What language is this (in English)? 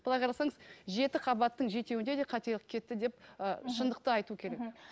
Kazakh